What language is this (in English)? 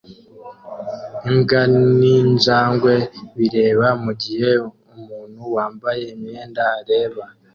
Kinyarwanda